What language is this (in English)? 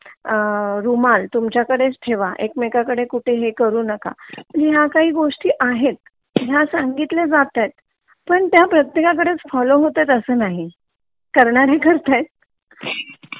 Marathi